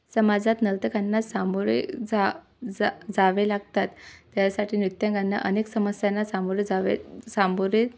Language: Marathi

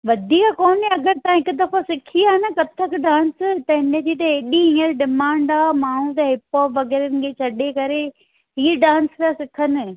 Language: Sindhi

